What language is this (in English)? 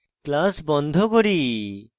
Bangla